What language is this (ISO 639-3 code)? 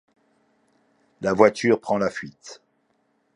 fra